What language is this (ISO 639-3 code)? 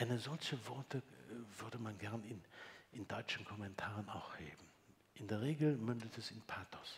deu